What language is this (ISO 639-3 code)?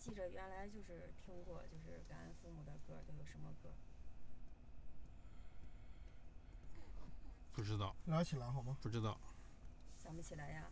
zho